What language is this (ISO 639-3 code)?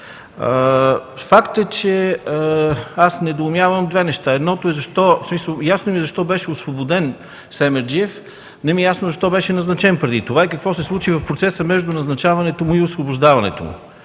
bul